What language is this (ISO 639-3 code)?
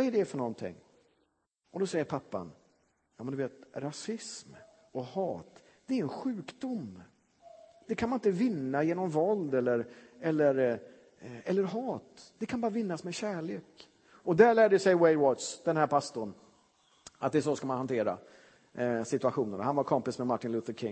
swe